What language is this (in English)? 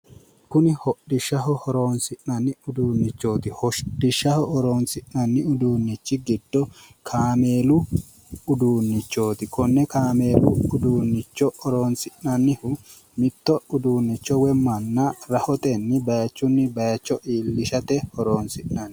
Sidamo